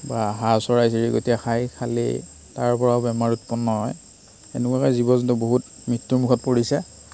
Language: Assamese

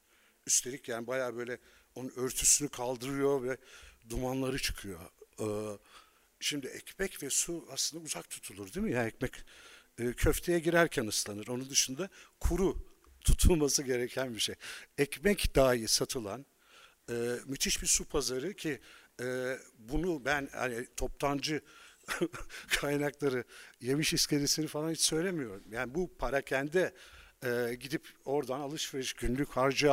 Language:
Turkish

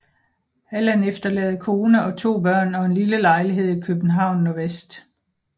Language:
Danish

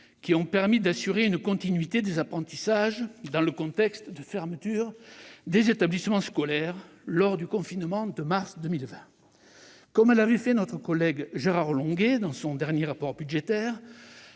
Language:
French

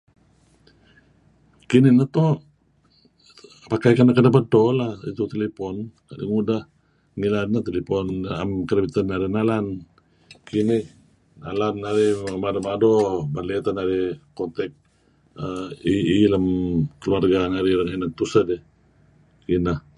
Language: Kelabit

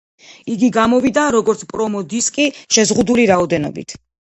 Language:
Georgian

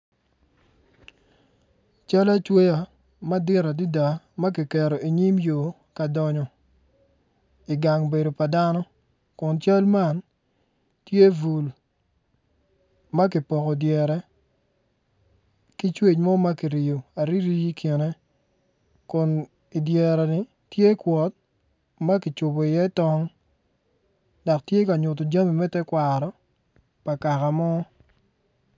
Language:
Acoli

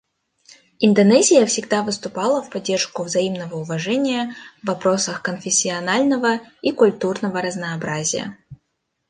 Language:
Russian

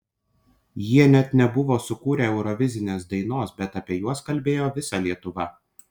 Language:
Lithuanian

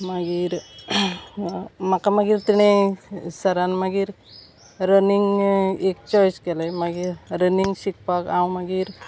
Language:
Konkani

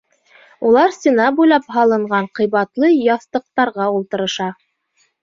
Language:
Bashkir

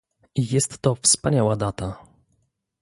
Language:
Polish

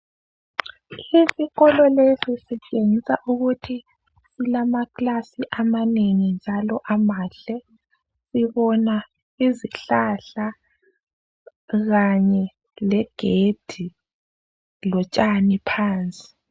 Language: North Ndebele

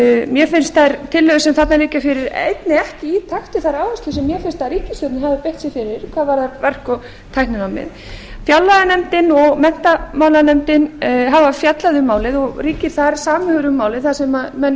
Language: Icelandic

